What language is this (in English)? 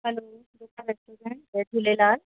Sindhi